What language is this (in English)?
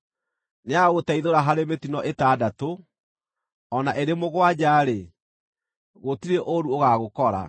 Kikuyu